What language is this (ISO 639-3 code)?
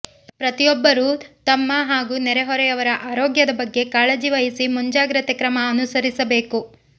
kan